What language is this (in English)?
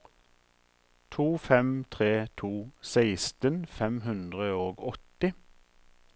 Norwegian